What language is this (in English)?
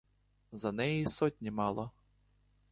Ukrainian